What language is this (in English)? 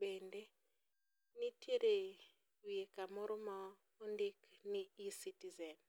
Luo (Kenya and Tanzania)